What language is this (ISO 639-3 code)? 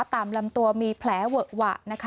tha